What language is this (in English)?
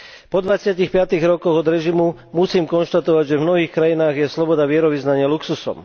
Slovak